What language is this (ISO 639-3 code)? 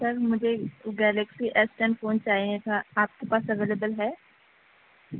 urd